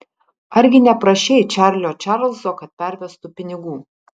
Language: Lithuanian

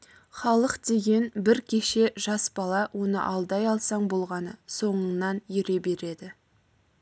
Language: Kazakh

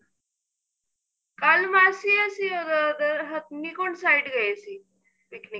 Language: Punjabi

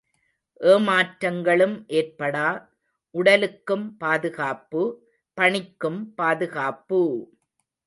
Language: Tamil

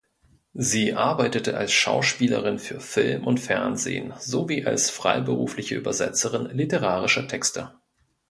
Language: German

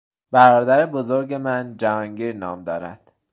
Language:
Persian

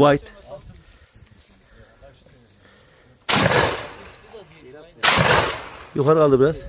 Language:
Turkish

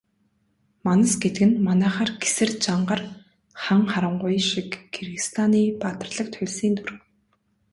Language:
Mongolian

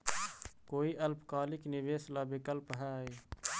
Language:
Magahi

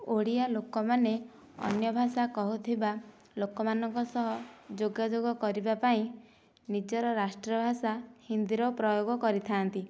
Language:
Odia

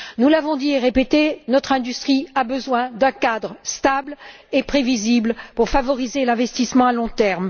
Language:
French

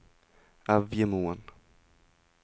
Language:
Norwegian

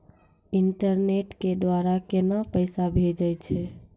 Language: Maithili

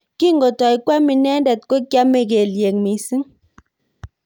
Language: Kalenjin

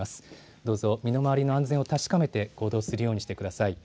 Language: Japanese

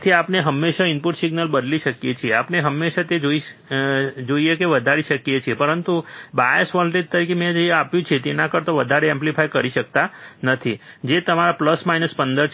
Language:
Gujarati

